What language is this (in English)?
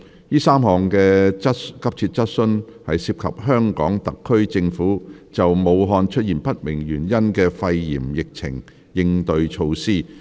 Cantonese